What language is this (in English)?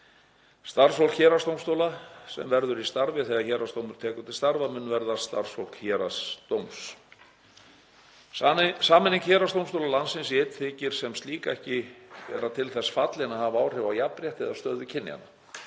Icelandic